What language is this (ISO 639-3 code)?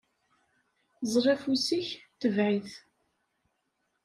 kab